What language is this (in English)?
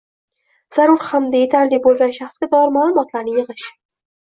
Uzbek